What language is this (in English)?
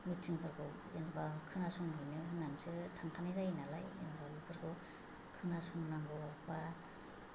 Bodo